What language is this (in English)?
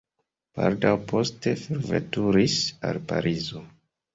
Esperanto